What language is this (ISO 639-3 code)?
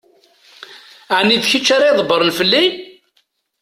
kab